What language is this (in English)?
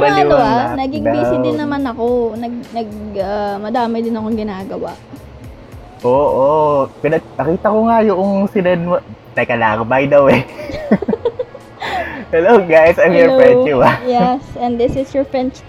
Filipino